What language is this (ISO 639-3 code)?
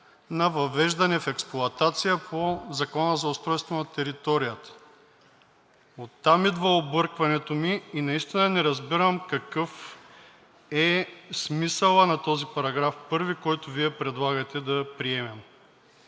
bul